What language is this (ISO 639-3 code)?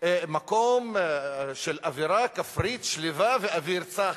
heb